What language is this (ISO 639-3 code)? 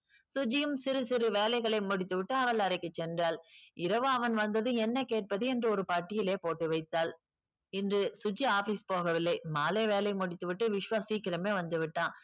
tam